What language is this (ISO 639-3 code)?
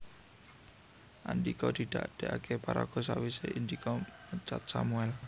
jav